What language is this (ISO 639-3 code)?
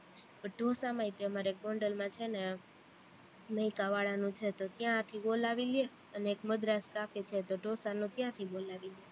guj